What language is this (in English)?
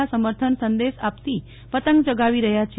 Gujarati